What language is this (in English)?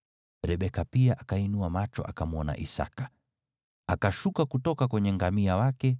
Swahili